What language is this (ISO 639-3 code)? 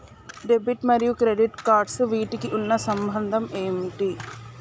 tel